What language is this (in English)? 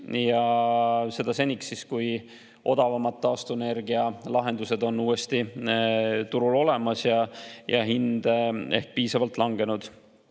Estonian